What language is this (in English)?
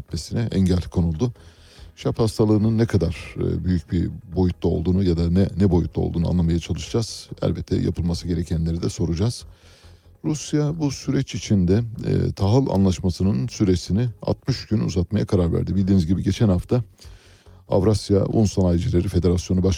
Turkish